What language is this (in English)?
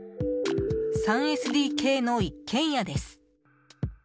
Japanese